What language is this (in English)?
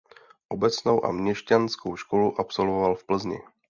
Czech